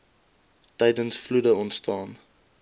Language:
Afrikaans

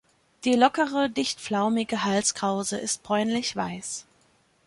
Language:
German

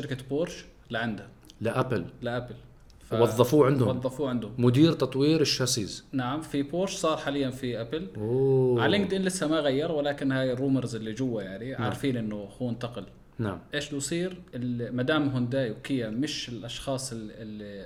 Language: Arabic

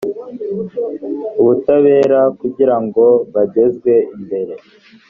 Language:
Kinyarwanda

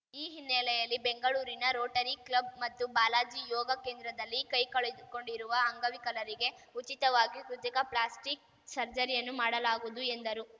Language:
Kannada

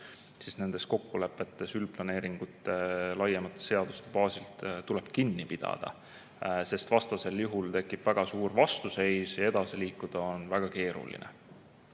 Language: Estonian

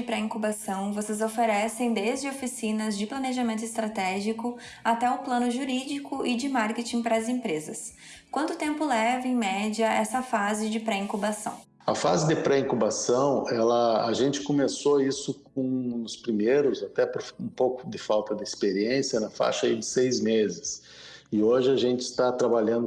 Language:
Portuguese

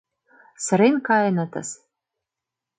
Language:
Mari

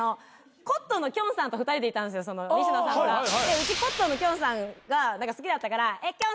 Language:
Japanese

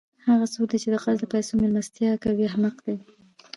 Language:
Pashto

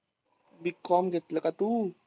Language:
Marathi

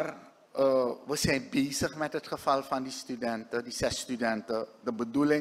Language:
Dutch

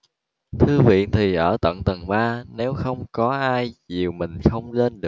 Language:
Vietnamese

